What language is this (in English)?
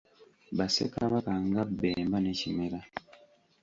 Ganda